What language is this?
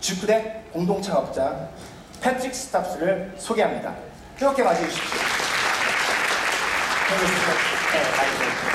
Korean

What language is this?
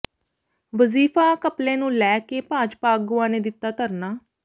Punjabi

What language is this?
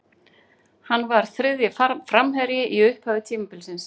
Icelandic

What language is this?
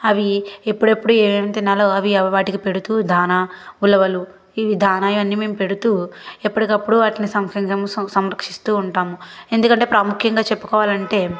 Telugu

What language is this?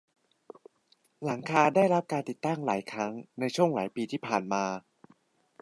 Thai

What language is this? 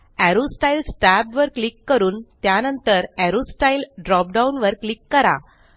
Marathi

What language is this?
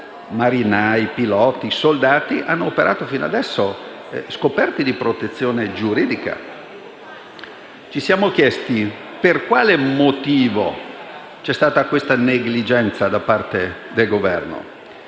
Italian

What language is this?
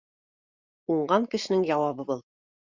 Bashkir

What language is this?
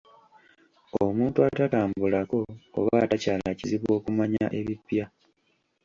Ganda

